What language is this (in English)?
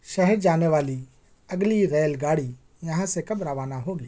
Urdu